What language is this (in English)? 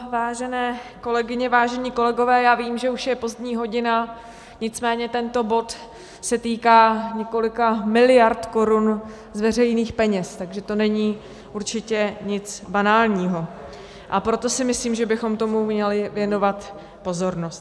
Czech